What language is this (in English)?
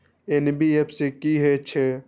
Maithili